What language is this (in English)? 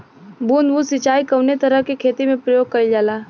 Bhojpuri